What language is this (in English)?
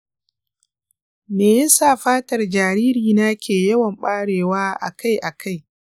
Hausa